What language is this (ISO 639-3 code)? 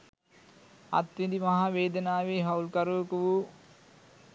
sin